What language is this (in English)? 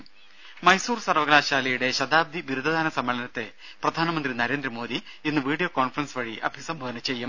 Malayalam